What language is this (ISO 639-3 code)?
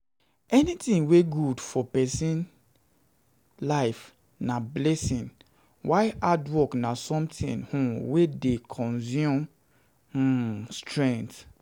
pcm